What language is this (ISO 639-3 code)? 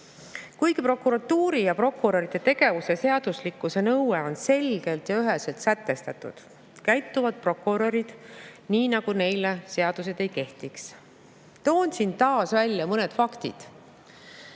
est